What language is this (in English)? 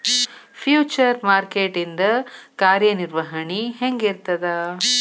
Kannada